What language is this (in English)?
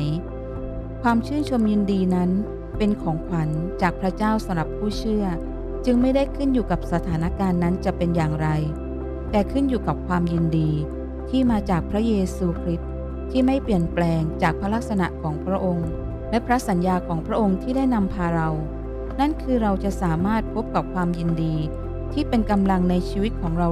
Thai